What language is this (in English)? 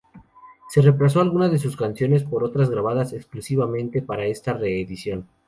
Spanish